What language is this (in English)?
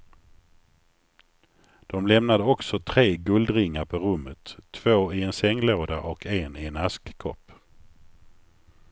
Swedish